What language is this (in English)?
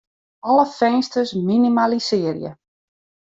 Western Frisian